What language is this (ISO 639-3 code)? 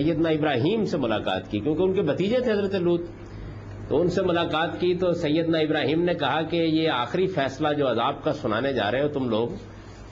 urd